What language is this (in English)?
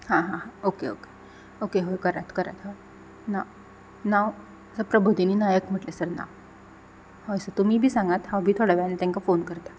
Konkani